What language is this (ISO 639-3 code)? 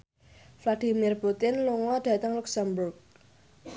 jav